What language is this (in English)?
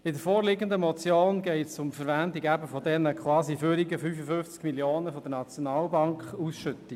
Swiss German